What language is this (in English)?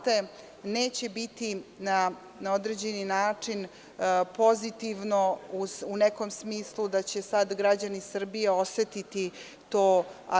Serbian